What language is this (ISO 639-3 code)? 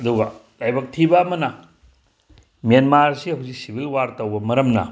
mni